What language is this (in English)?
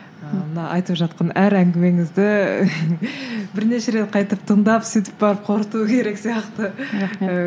Kazakh